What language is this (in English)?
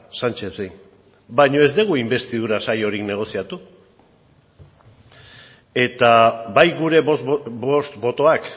Basque